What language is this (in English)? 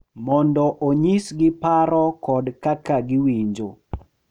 Luo (Kenya and Tanzania)